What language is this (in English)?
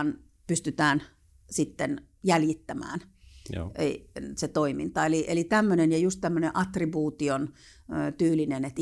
Finnish